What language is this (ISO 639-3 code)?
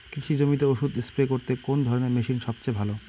ben